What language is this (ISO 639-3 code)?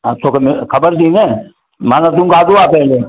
snd